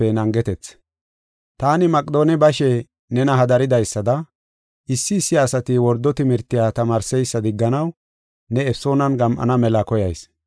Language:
Gofa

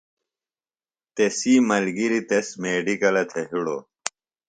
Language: Phalura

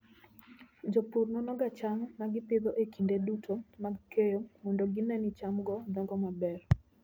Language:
Luo (Kenya and Tanzania)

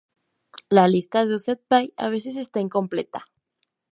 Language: Spanish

